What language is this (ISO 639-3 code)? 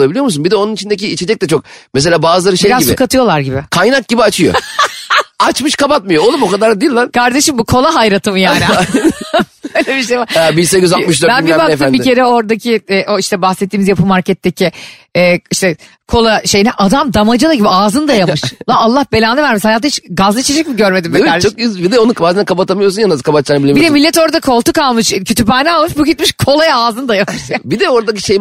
tur